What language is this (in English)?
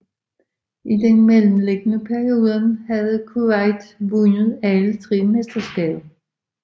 Danish